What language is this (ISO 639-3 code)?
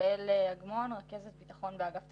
heb